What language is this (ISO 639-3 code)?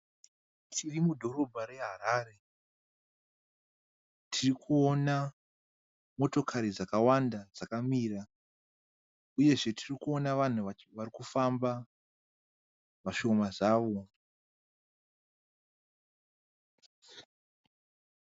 sna